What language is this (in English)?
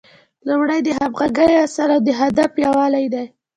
Pashto